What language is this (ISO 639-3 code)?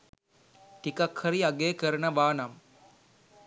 sin